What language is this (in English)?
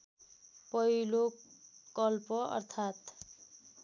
Nepali